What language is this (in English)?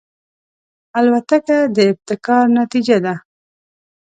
Pashto